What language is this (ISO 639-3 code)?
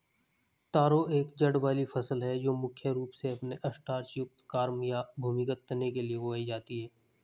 hin